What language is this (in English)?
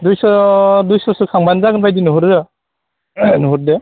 Bodo